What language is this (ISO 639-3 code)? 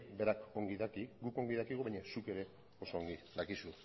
eus